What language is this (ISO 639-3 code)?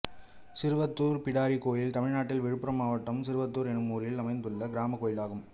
tam